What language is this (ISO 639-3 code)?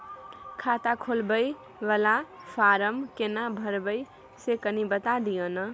mai